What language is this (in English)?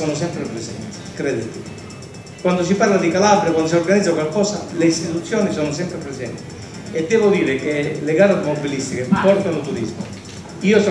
Italian